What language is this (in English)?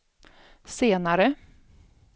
Swedish